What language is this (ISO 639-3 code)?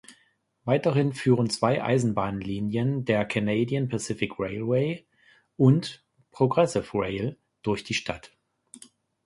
deu